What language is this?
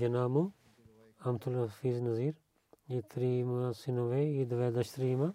Bulgarian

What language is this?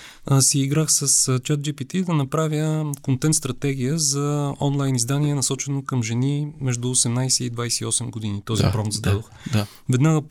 Bulgarian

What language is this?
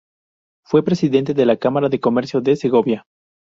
Spanish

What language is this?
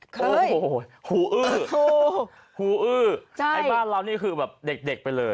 Thai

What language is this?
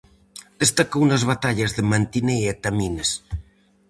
Galician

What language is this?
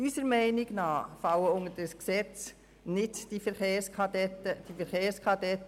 Swiss German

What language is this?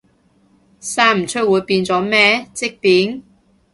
Cantonese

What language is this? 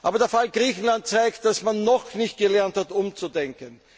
German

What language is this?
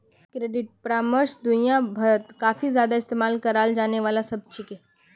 Magahi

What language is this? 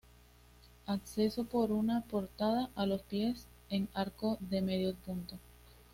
Spanish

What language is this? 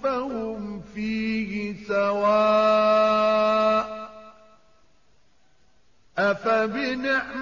Arabic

